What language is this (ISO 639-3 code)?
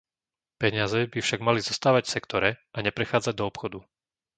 slk